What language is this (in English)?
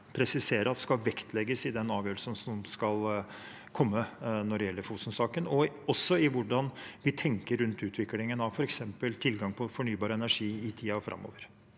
Norwegian